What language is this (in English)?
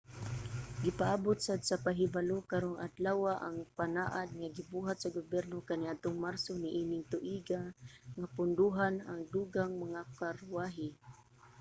Cebuano